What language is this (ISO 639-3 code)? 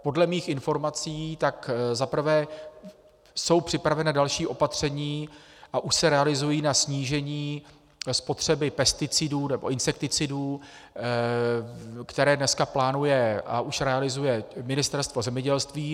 ces